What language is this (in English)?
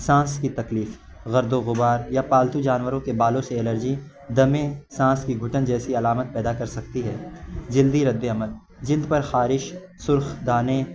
Urdu